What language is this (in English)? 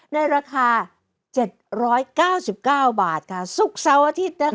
Thai